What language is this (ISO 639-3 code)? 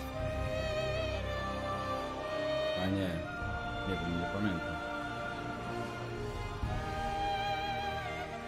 pol